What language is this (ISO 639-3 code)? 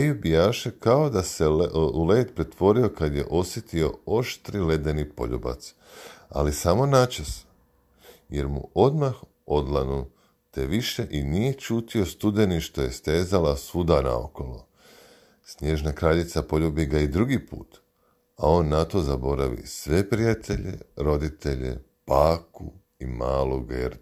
hrv